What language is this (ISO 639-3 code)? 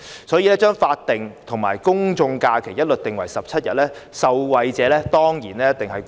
yue